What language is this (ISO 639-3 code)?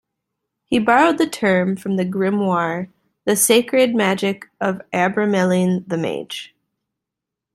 eng